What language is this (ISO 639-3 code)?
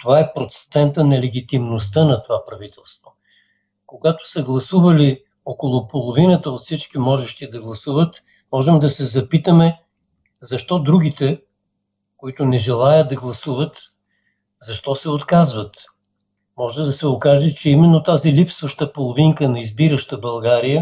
bul